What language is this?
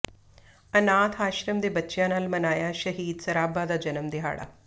Punjabi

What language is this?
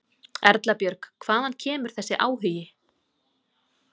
Icelandic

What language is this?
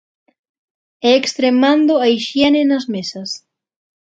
Galician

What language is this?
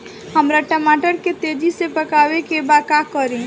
Bhojpuri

